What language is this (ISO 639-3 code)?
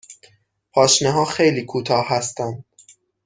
fas